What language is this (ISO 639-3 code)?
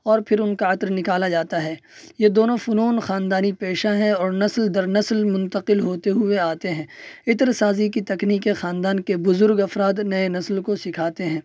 urd